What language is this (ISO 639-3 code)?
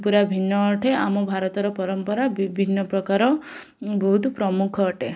ori